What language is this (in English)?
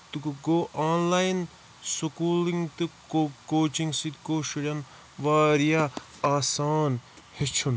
Kashmiri